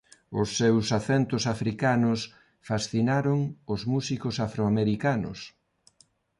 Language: Galician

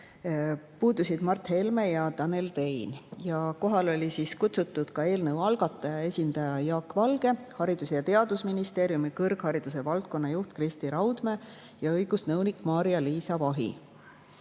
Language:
Estonian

